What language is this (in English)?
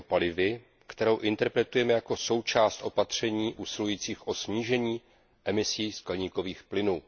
Czech